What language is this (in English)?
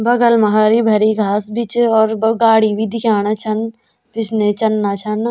Garhwali